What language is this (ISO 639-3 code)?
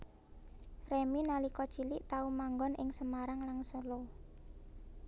jav